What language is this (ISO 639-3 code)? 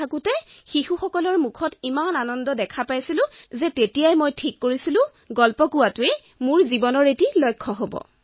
asm